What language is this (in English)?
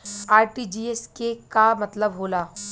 Bhojpuri